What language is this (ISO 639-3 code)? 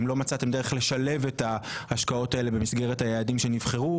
heb